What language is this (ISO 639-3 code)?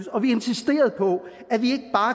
dan